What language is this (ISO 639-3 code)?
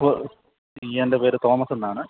mal